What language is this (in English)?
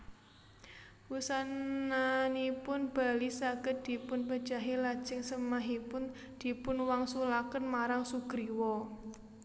Javanese